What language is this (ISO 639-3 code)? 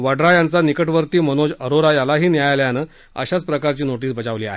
mar